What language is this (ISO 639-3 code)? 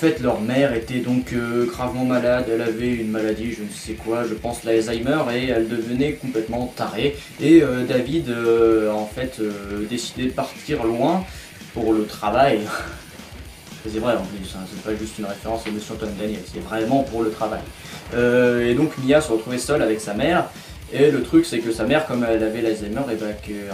fra